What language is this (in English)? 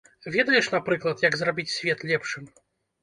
Belarusian